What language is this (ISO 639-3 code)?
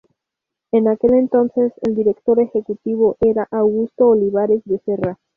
spa